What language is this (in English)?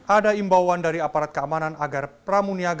Indonesian